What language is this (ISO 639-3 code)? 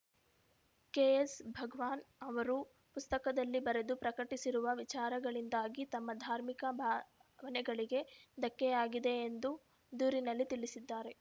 kan